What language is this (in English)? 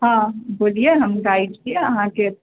Maithili